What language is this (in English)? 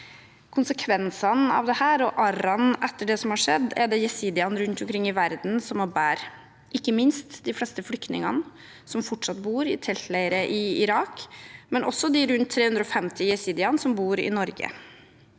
Norwegian